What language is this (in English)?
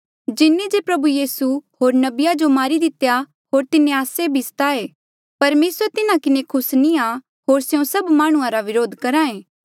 Mandeali